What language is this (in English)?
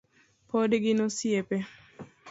Luo (Kenya and Tanzania)